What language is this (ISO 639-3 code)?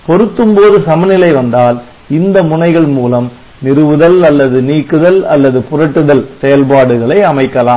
tam